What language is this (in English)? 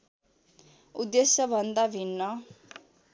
Nepali